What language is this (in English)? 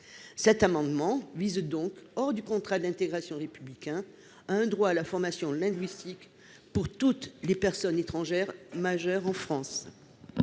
French